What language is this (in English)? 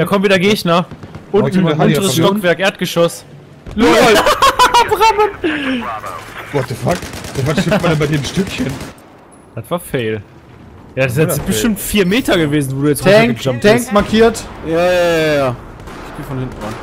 German